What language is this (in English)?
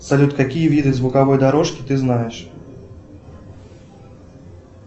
Russian